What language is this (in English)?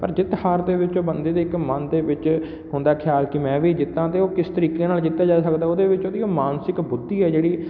Punjabi